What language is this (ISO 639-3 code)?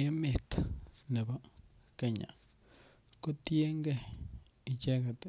kln